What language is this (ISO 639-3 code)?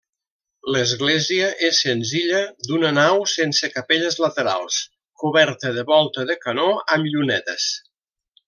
cat